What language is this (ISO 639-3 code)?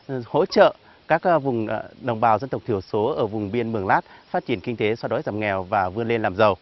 vie